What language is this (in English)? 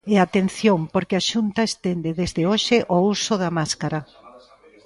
Galician